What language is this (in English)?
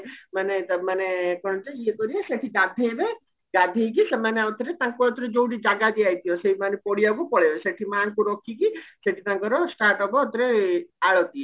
Odia